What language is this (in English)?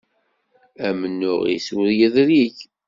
Kabyle